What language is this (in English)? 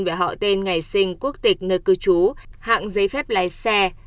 Vietnamese